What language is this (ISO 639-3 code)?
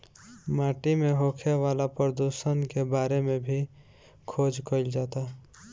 bho